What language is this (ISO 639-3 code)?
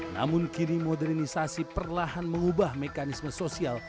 ind